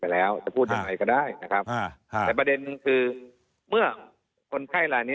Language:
Thai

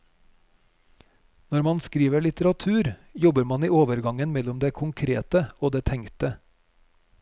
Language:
Norwegian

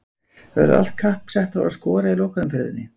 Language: Icelandic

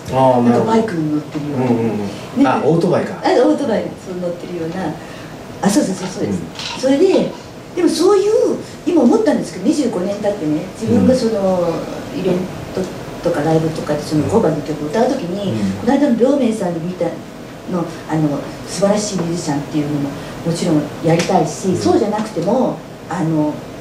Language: Japanese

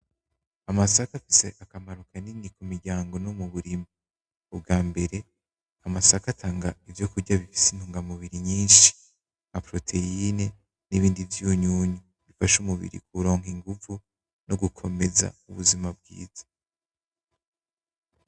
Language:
Rundi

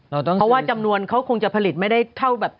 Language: Thai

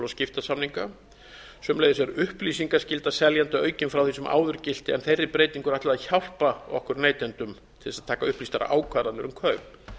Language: Icelandic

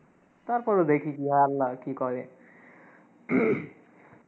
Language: Bangla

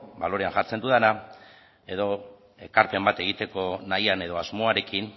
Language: Basque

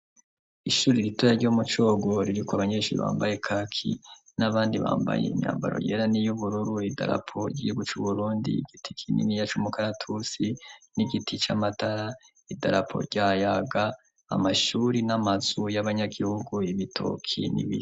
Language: Rundi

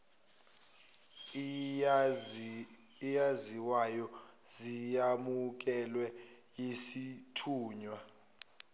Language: Zulu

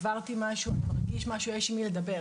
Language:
Hebrew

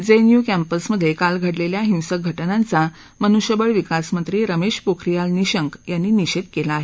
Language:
Marathi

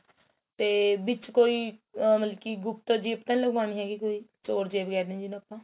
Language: Punjabi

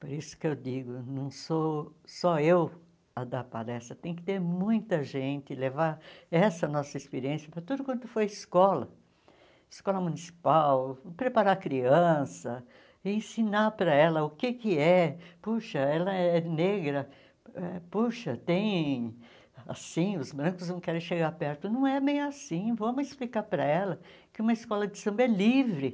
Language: Portuguese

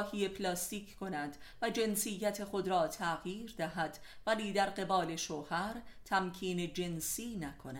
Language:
Persian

